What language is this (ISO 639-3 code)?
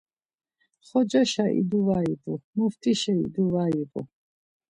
lzz